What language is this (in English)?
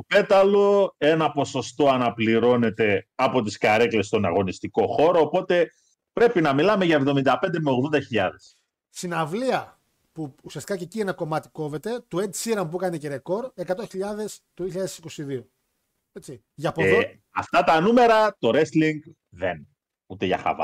Greek